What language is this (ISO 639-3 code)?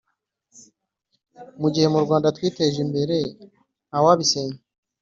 kin